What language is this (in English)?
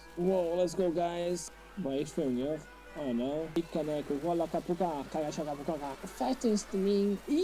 Portuguese